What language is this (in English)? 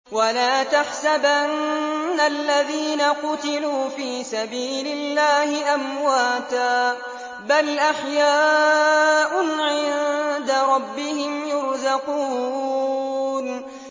Arabic